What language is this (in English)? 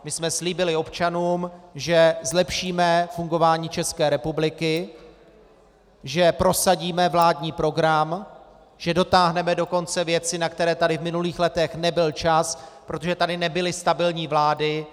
Czech